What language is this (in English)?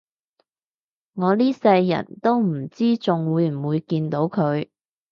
Cantonese